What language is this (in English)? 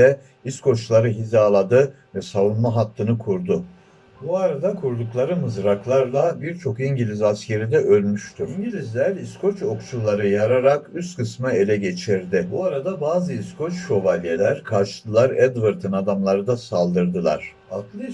Turkish